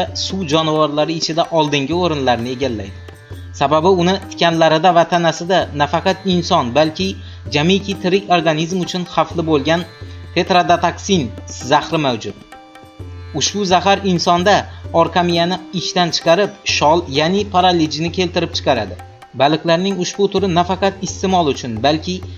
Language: Turkish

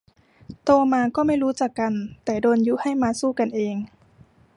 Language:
Thai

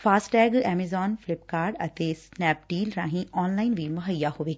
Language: Punjabi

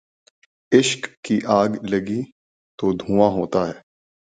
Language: Urdu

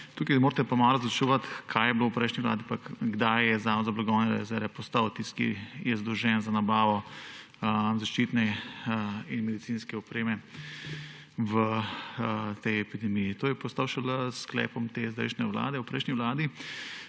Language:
Slovenian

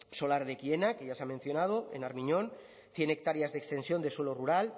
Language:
Spanish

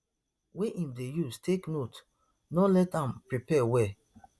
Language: Nigerian Pidgin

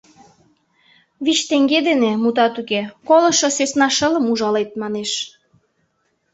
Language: Mari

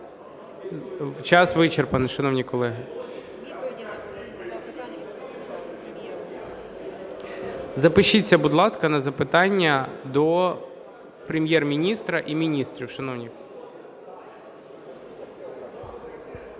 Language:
Ukrainian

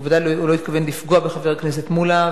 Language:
Hebrew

